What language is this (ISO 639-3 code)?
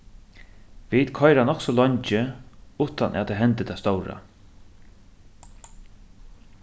fao